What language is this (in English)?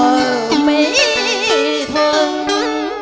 Vietnamese